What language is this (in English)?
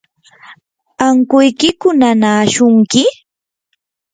Yanahuanca Pasco Quechua